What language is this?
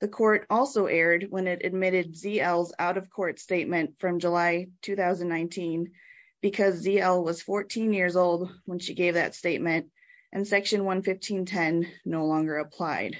English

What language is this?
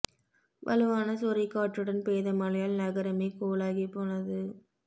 Tamil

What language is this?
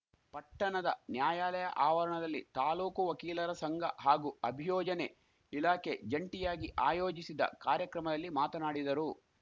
Kannada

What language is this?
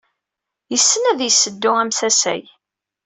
Kabyle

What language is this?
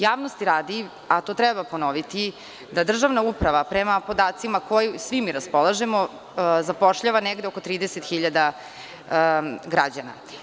Serbian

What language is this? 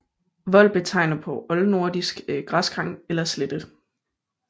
Danish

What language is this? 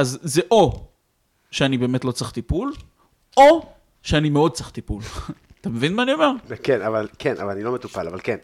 Hebrew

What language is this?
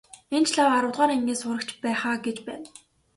Mongolian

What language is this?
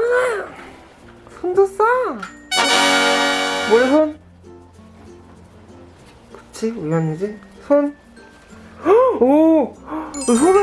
Korean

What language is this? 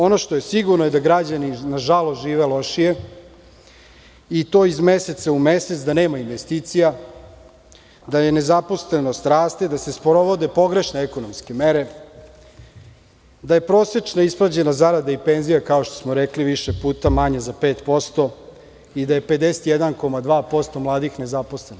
Serbian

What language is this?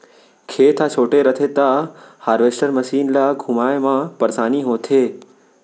Chhattisgarhi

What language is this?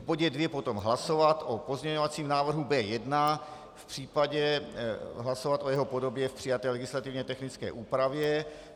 Czech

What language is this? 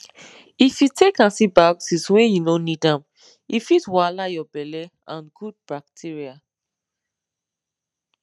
Nigerian Pidgin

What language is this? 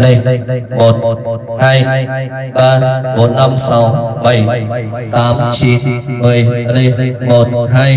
Vietnamese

